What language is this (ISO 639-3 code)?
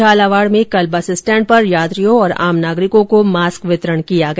hin